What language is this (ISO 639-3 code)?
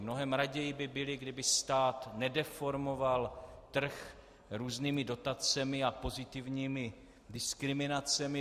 ces